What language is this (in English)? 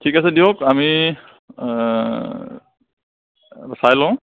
Assamese